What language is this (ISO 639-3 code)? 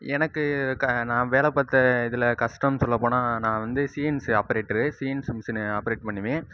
tam